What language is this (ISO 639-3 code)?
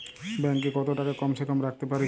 ben